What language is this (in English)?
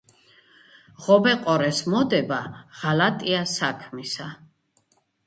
Georgian